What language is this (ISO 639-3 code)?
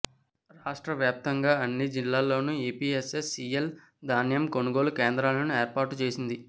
tel